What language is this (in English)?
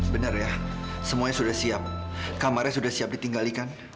Indonesian